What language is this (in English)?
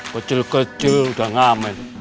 Indonesian